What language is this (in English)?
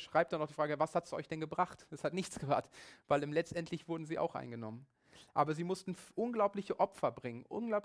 German